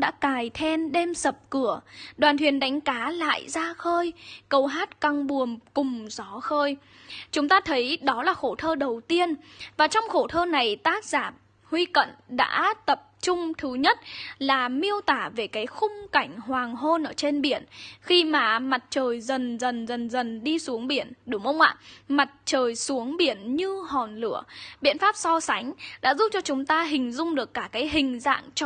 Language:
Vietnamese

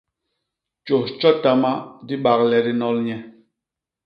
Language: Basaa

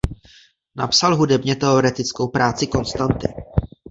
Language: Czech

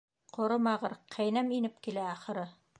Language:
Bashkir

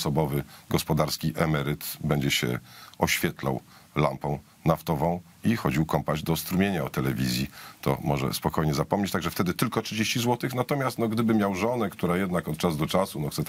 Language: Polish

